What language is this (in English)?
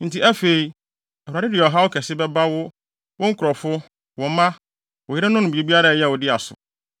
Akan